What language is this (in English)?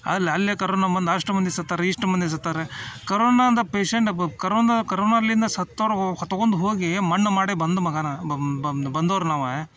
Kannada